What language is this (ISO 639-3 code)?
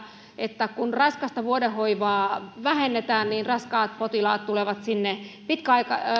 fin